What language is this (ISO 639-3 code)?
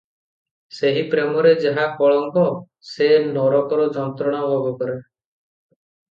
ori